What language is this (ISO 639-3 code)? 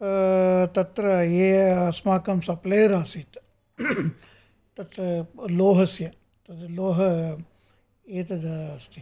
san